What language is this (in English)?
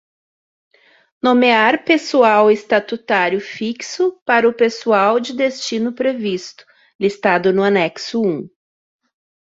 Portuguese